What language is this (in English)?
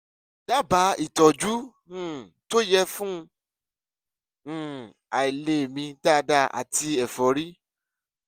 Yoruba